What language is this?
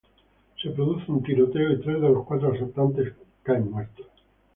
Spanish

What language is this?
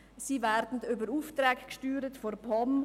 Swiss German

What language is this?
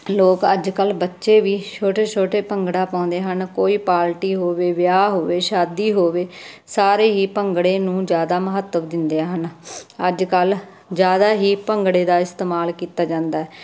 Punjabi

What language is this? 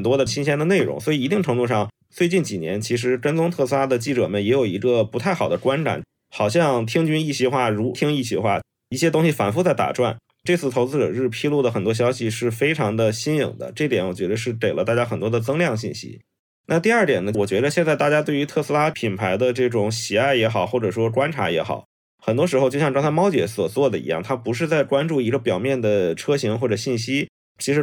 Chinese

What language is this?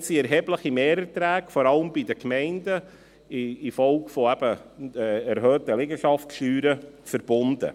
Swiss German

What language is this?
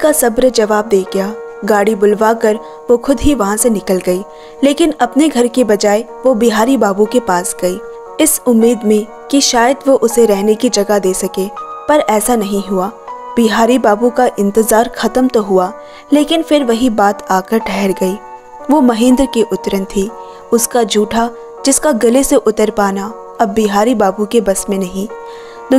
Hindi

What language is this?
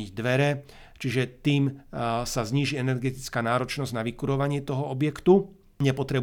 Slovak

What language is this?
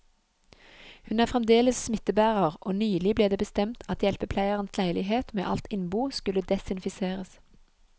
Norwegian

